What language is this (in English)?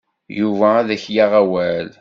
Kabyle